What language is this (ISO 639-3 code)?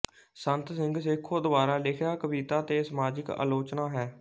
pan